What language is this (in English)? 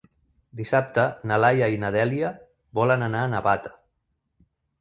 Catalan